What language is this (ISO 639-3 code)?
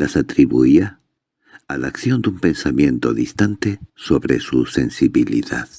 spa